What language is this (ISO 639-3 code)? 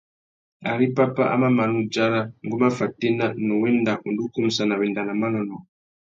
bag